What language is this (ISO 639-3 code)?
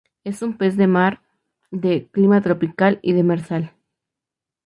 spa